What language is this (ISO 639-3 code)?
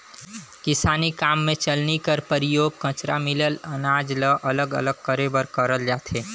hne